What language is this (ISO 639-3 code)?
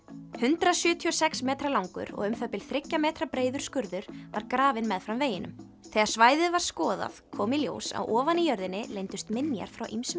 isl